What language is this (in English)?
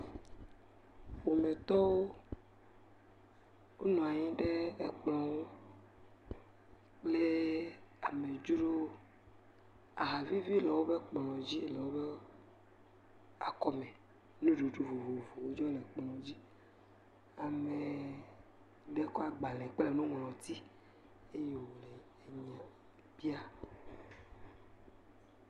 Ewe